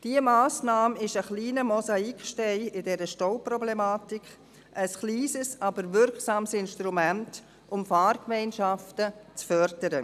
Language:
Swiss German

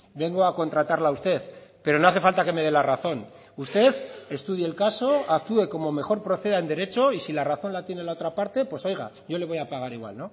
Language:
Spanish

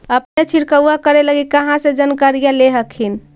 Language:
Magahi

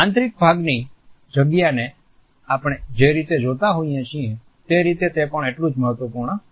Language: Gujarati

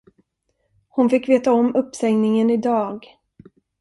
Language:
Swedish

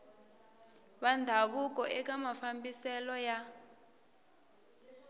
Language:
Tsonga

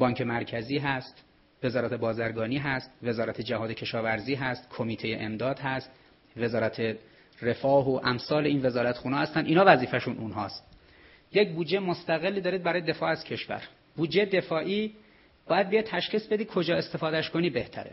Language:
Persian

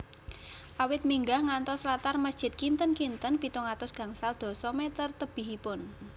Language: Javanese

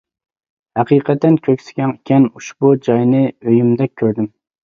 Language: Uyghur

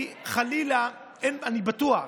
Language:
Hebrew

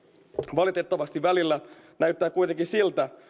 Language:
Finnish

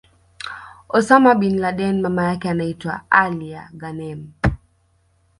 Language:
Swahili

